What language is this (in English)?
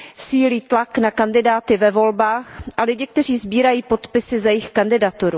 Czech